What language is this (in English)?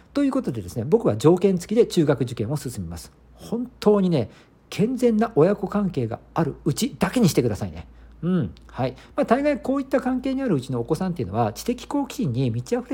Japanese